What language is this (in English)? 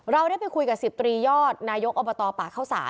Thai